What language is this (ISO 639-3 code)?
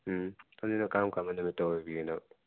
mni